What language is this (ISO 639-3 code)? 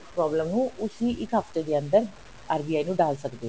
pan